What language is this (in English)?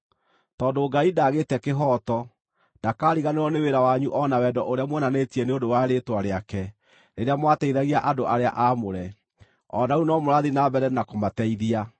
Kikuyu